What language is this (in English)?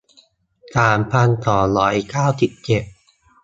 Thai